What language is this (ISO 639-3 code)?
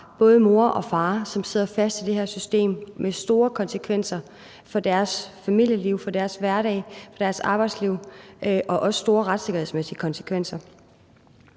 dan